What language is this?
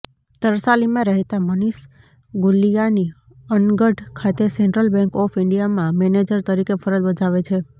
Gujarati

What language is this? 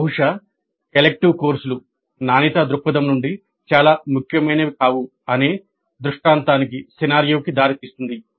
Telugu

